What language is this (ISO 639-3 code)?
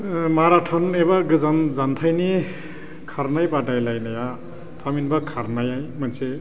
brx